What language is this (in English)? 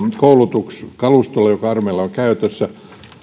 Finnish